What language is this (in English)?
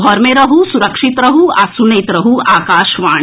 Maithili